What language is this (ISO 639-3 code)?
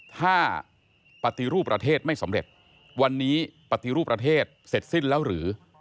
tha